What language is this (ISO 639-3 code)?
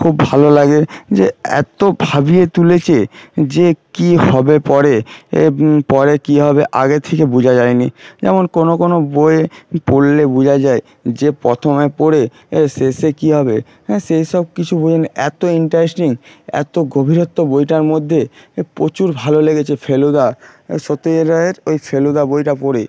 ben